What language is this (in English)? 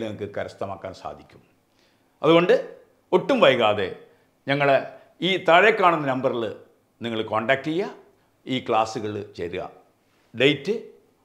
Malayalam